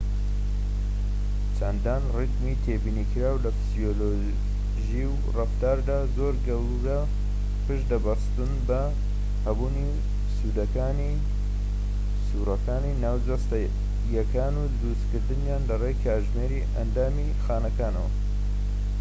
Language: Central Kurdish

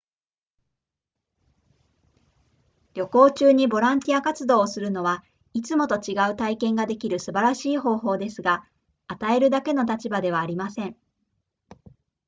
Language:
Japanese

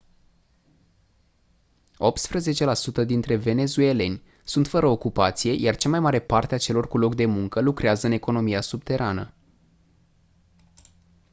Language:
Romanian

